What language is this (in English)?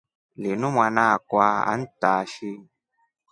Rombo